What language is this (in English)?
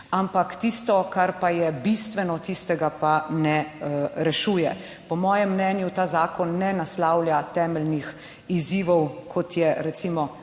Slovenian